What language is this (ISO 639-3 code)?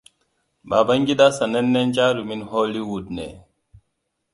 hau